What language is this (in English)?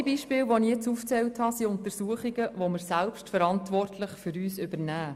Swiss German